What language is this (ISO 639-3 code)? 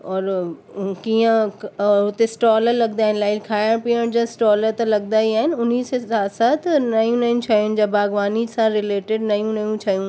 snd